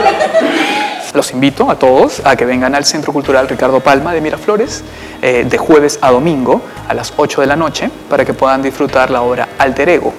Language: Spanish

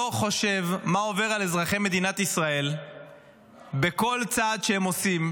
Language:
Hebrew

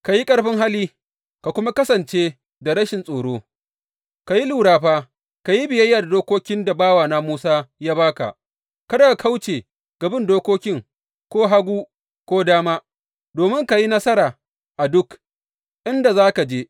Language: Hausa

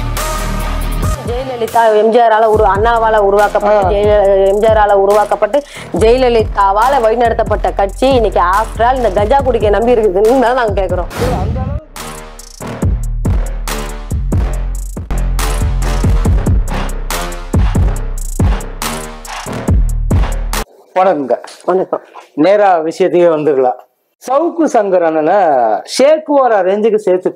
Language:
Tamil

